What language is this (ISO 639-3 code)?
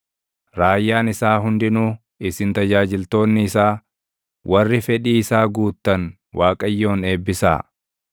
orm